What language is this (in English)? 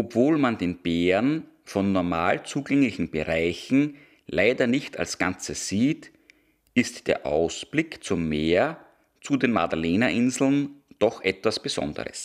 German